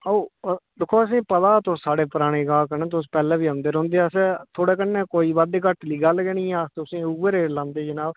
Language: Dogri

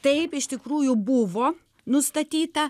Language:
Lithuanian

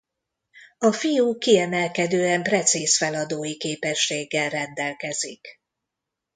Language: Hungarian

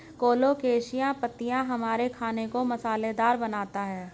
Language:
Hindi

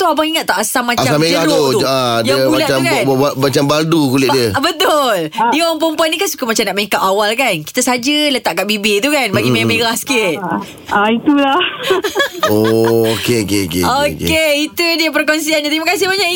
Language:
Malay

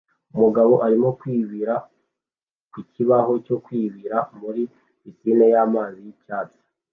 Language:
Kinyarwanda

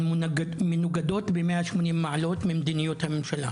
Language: Hebrew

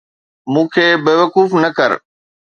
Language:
Sindhi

